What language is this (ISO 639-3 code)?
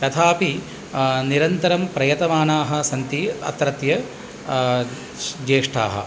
san